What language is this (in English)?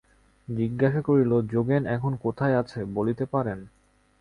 Bangla